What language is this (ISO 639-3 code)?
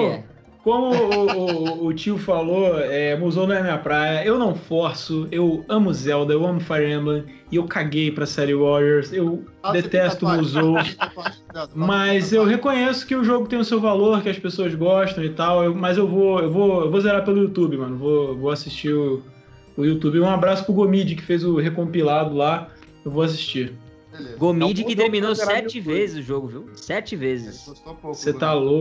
por